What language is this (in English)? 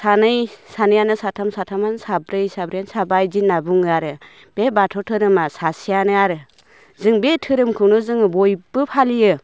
Bodo